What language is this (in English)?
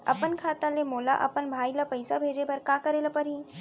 Chhattisgarhi